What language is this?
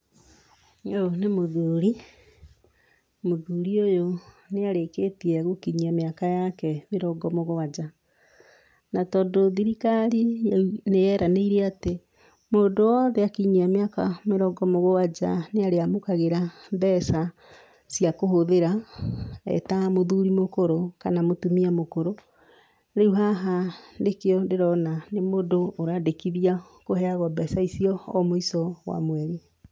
Kikuyu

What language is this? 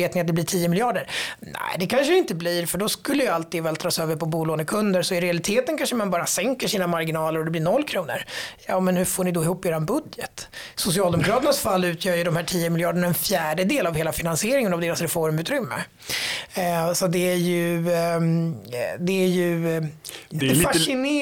Swedish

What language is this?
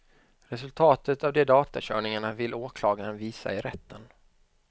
Swedish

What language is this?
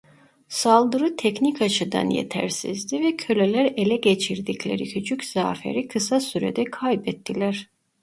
Turkish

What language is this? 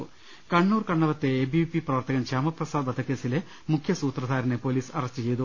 Malayalam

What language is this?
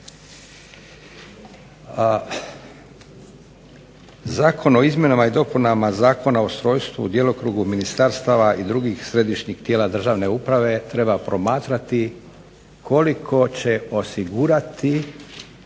Croatian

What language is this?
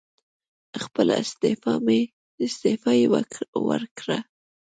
Pashto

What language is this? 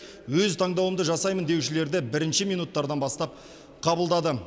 Kazakh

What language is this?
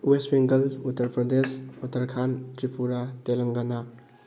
Manipuri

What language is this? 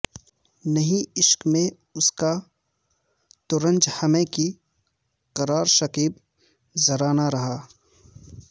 Urdu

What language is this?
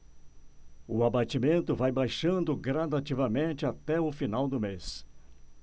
Portuguese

